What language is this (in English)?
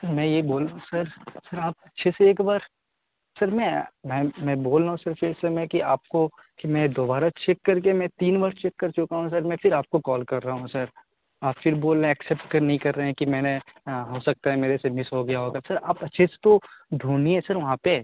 Urdu